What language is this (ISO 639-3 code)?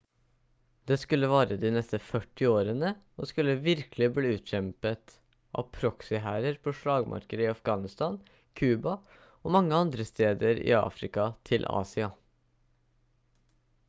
nob